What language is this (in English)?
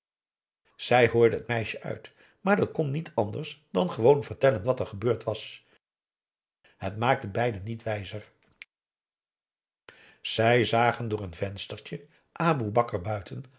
Dutch